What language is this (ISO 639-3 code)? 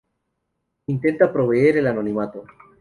spa